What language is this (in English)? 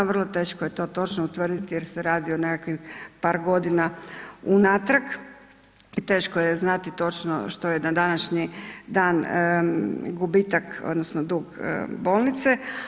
Croatian